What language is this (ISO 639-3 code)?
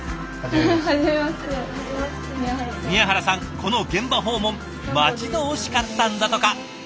jpn